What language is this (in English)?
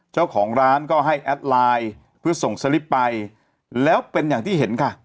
Thai